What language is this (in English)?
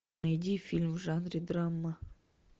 Russian